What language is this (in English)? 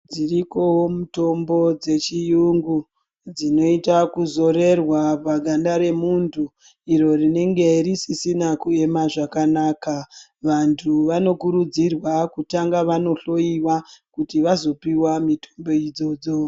Ndau